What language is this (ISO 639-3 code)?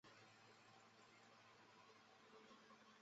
zho